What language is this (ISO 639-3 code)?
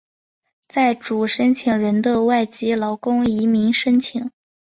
zho